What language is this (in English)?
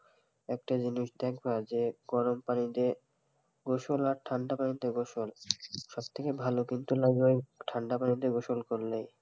Bangla